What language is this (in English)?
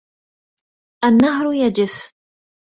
Arabic